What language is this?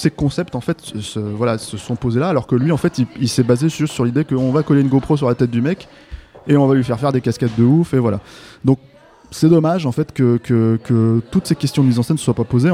French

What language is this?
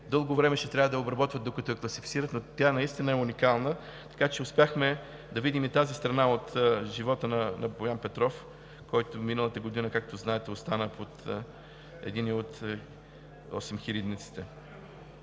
Bulgarian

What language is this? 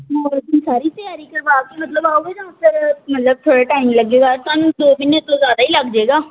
Punjabi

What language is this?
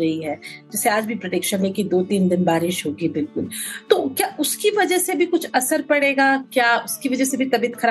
Hindi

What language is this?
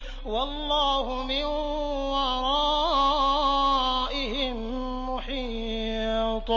Arabic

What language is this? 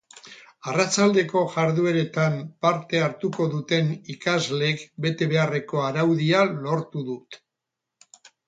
Basque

